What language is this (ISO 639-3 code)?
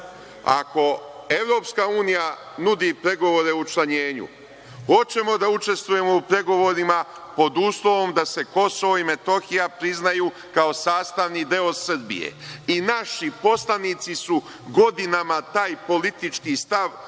srp